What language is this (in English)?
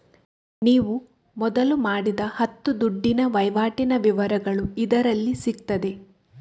Kannada